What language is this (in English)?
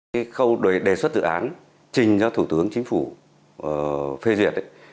Vietnamese